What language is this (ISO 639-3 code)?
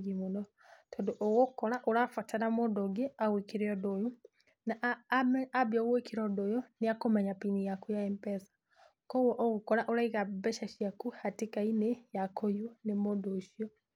kik